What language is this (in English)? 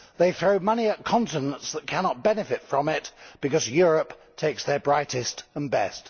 English